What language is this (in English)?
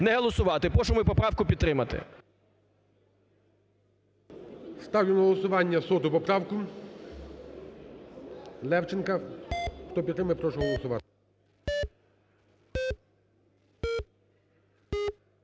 Ukrainian